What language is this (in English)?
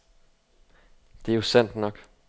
Danish